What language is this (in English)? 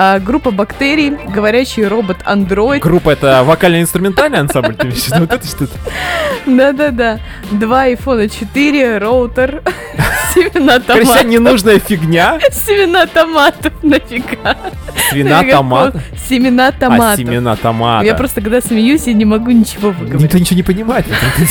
Russian